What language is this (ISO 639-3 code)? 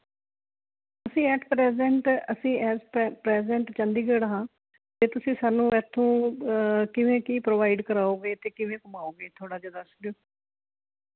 pan